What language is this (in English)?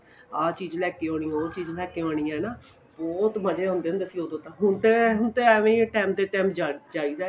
Punjabi